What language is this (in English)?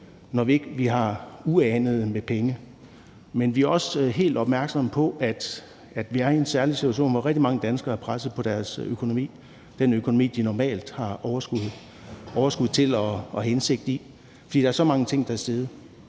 Danish